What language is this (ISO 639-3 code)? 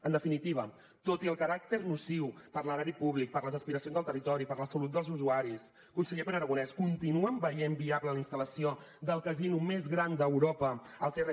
cat